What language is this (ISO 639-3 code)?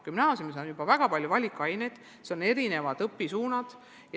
est